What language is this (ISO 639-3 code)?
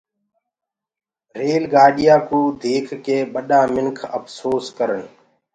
ggg